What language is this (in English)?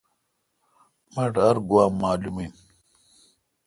Kalkoti